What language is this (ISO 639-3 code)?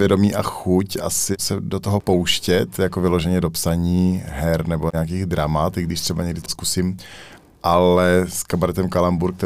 ces